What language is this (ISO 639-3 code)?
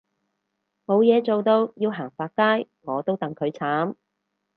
yue